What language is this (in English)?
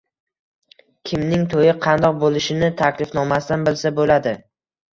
Uzbek